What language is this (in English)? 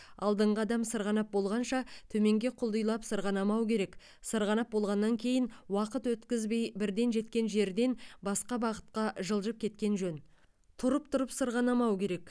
Kazakh